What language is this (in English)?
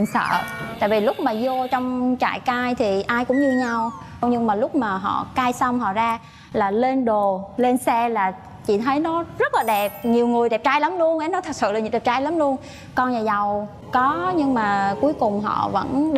Vietnamese